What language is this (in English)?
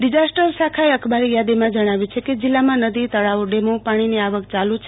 Gujarati